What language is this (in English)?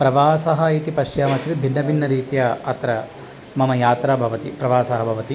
Sanskrit